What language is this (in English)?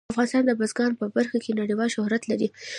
Pashto